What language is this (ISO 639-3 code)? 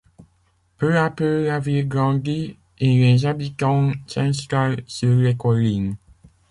fra